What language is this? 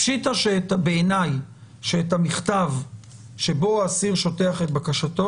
Hebrew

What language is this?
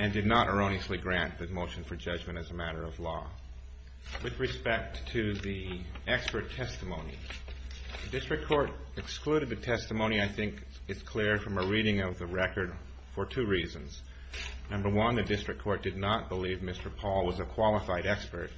English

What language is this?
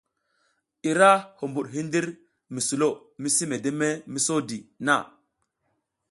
South Giziga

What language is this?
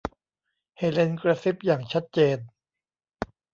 Thai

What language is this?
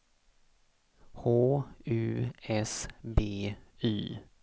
Swedish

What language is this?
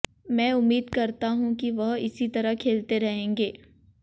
Hindi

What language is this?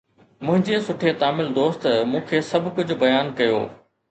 Sindhi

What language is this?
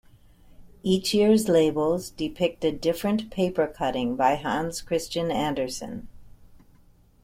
English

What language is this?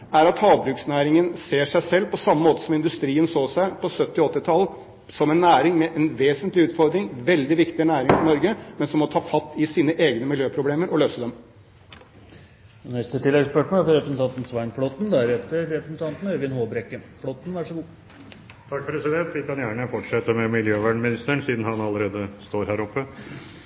Norwegian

